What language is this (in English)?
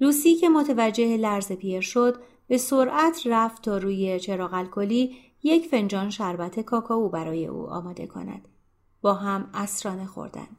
Persian